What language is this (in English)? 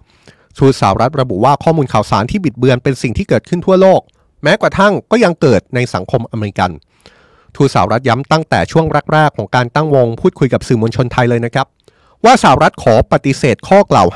Thai